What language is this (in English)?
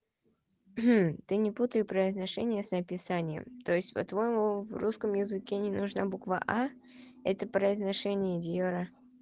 Russian